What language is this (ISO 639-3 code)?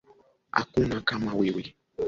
swa